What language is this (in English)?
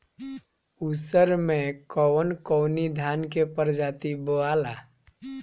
Bhojpuri